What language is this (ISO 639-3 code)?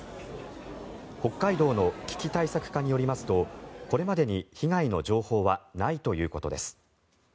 jpn